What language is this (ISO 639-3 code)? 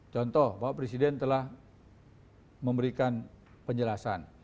ind